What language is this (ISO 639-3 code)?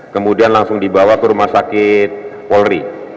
ind